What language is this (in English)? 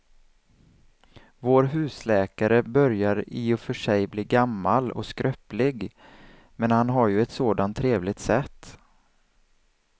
Swedish